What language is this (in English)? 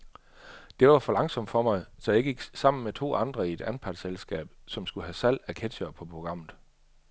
Danish